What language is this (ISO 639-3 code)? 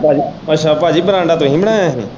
pan